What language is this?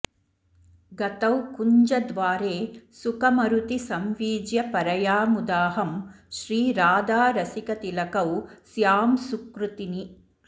Sanskrit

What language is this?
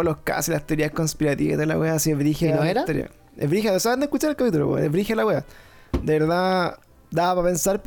Spanish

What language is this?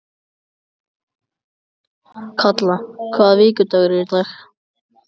Icelandic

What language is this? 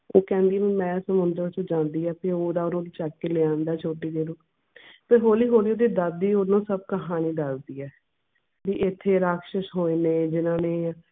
Punjabi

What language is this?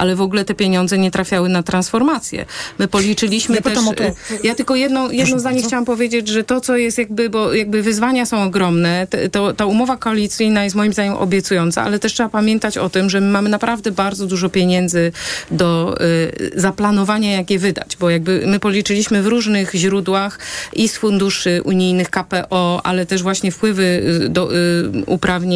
Polish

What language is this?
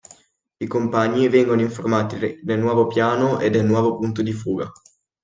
Italian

